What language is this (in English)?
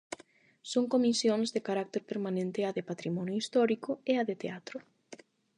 Galician